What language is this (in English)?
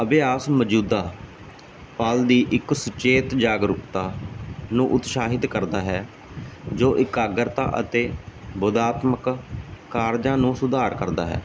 Punjabi